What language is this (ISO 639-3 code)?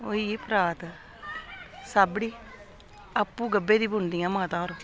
doi